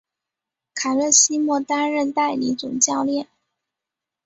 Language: Chinese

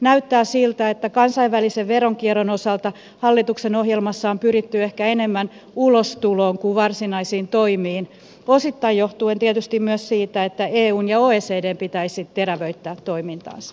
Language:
Finnish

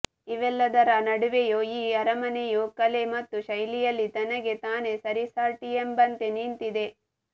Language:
Kannada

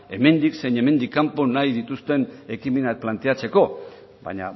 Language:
Basque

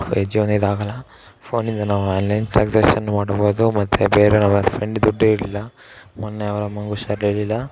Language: Kannada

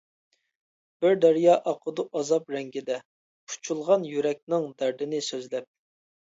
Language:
Uyghur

